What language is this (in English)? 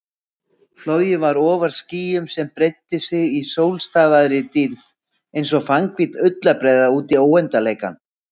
Icelandic